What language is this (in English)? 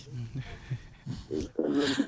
Fula